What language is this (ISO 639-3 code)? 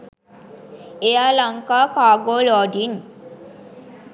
sin